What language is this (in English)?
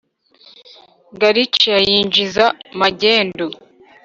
Kinyarwanda